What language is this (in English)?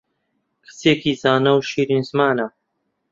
Central Kurdish